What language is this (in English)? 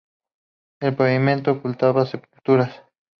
Spanish